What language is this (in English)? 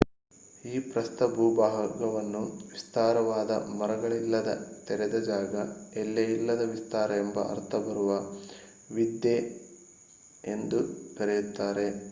Kannada